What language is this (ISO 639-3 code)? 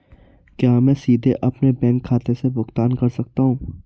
hin